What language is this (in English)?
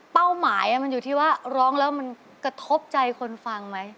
Thai